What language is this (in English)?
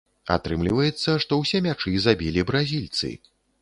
Belarusian